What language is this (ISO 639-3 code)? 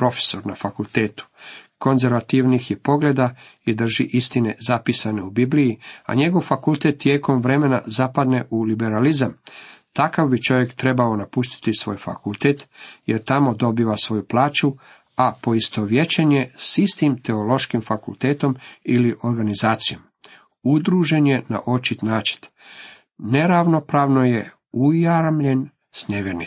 hrv